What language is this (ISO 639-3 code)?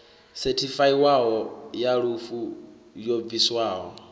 ven